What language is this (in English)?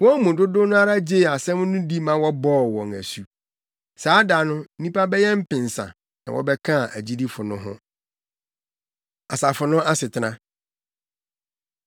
Akan